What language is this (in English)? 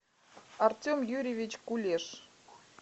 Russian